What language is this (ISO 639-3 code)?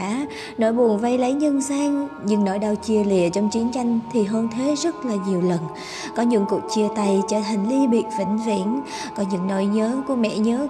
vie